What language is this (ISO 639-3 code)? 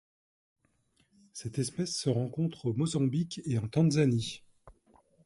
fra